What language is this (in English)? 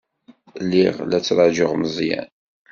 Kabyle